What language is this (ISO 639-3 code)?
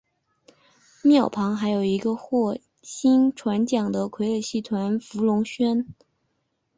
zho